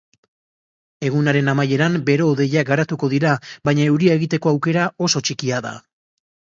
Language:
Basque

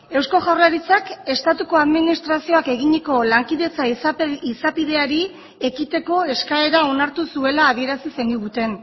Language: Basque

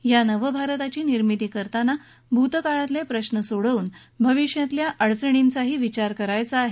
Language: Marathi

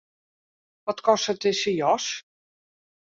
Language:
Western Frisian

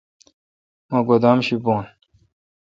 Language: Kalkoti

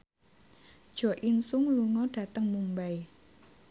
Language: Javanese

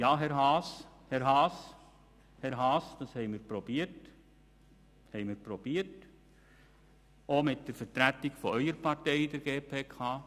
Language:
Swiss German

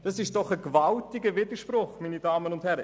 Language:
Swiss German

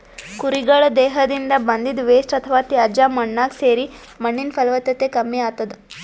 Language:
Kannada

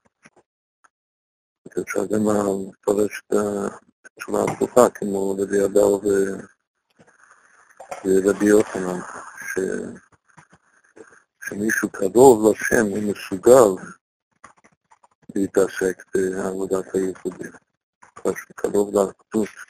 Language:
Hebrew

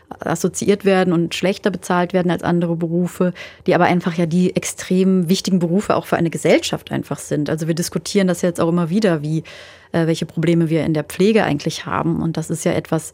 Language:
German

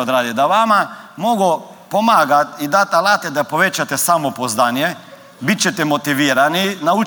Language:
Croatian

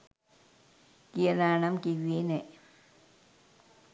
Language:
Sinhala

